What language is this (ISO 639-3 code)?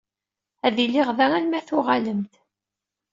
kab